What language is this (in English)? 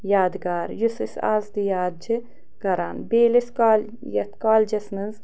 Kashmiri